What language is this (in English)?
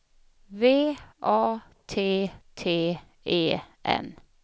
Swedish